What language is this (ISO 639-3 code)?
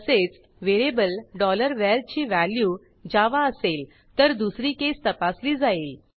mar